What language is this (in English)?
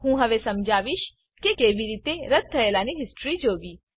Gujarati